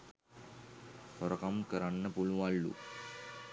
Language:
Sinhala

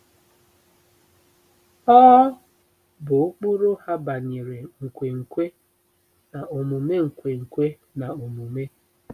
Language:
Igbo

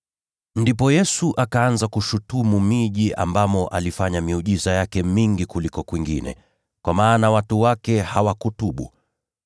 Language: Swahili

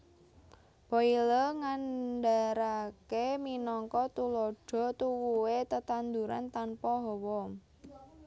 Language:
Javanese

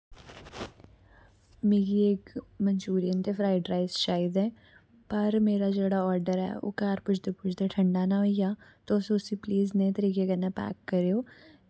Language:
Dogri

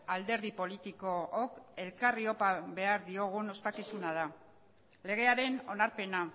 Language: Basque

